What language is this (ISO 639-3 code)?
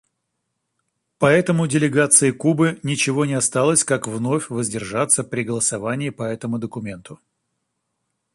rus